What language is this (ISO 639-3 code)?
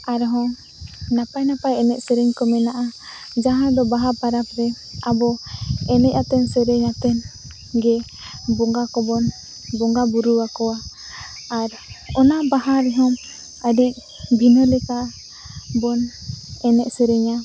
sat